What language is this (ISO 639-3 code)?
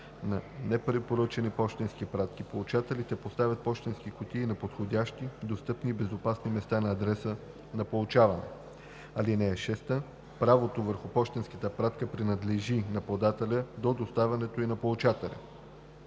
bul